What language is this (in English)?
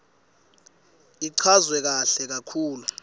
Swati